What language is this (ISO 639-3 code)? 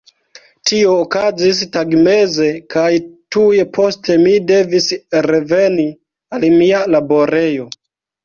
epo